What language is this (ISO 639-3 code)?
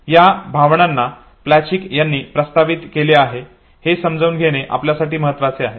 mar